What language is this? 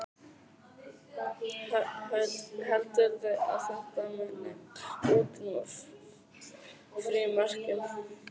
Icelandic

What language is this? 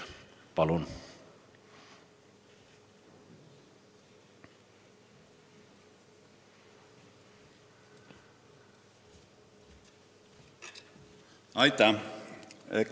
Estonian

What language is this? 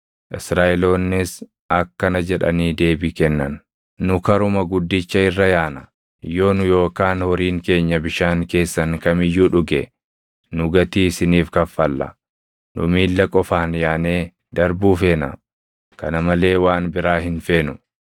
Oromo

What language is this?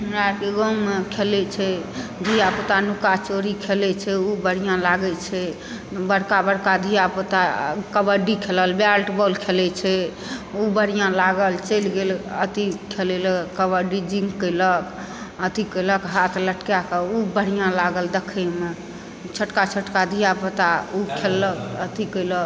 Maithili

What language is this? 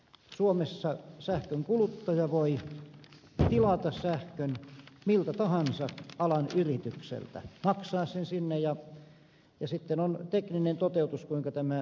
Finnish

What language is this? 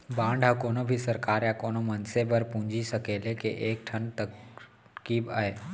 Chhattisgarhi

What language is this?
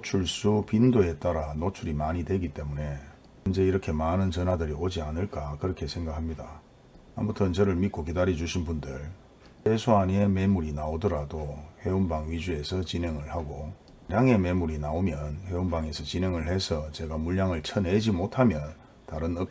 Korean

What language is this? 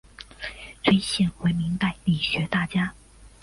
Chinese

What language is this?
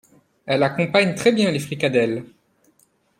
French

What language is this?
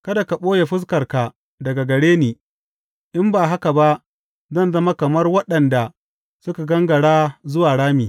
Hausa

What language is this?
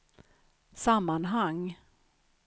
Swedish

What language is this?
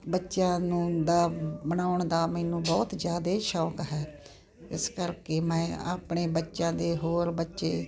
Punjabi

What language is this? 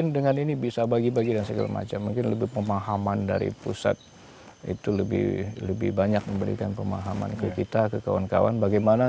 Indonesian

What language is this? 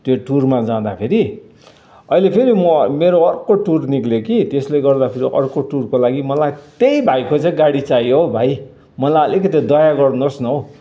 Nepali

